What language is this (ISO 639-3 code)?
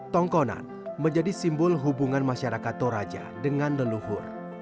ind